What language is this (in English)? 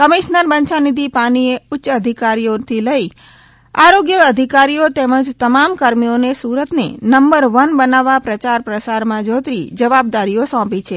Gujarati